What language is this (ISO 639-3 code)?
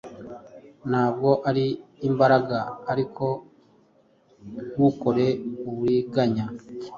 kin